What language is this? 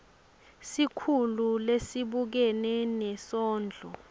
Swati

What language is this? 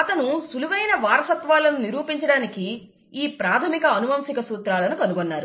Telugu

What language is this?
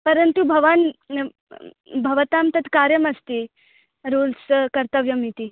Sanskrit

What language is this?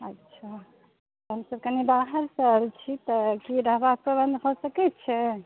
Maithili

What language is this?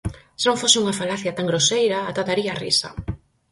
Galician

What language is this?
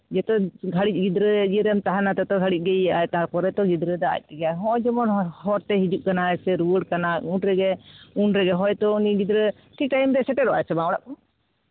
Santali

